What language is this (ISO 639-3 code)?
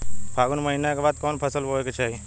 bho